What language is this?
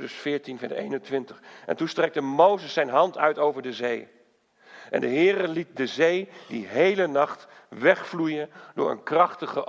Dutch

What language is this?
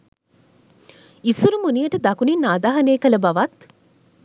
Sinhala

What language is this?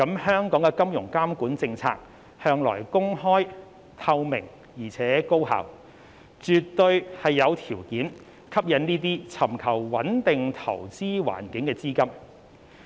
Cantonese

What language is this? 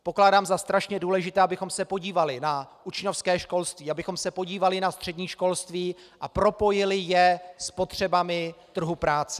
Czech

